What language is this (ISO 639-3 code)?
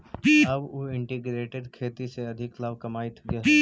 mag